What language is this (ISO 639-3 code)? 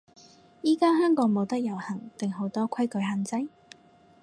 yue